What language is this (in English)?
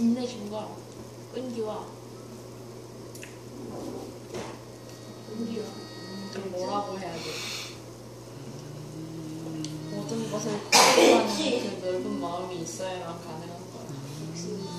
Korean